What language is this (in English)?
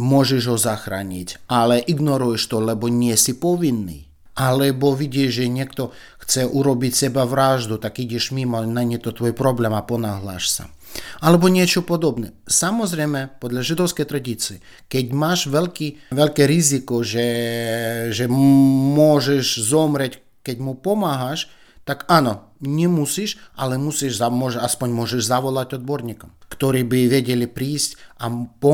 Slovak